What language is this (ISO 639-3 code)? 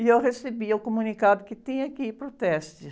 por